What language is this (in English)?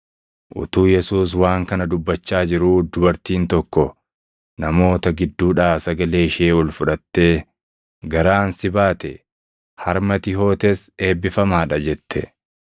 Oromo